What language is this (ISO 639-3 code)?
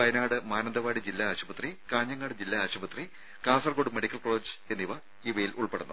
mal